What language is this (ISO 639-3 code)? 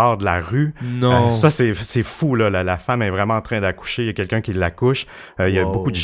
fra